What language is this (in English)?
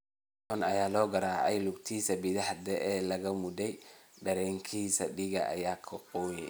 Somali